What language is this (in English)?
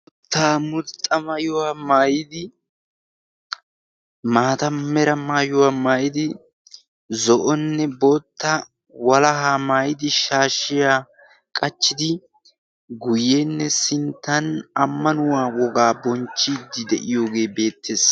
Wolaytta